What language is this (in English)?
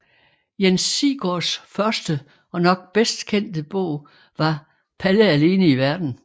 Danish